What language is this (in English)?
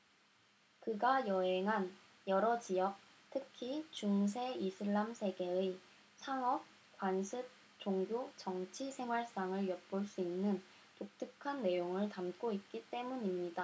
Korean